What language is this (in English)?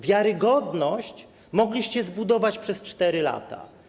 Polish